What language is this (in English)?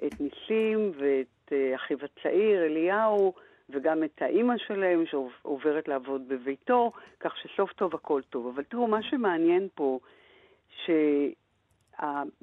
Hebrew